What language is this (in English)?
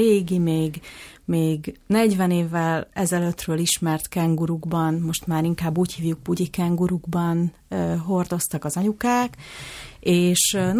Hungarian